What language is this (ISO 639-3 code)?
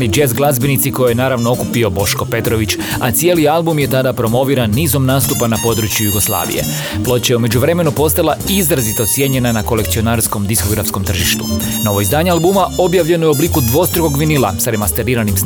hrv